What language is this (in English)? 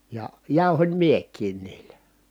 Finnish